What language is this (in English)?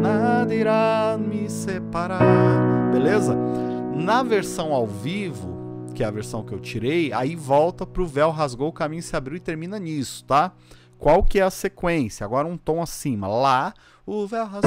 Portuguese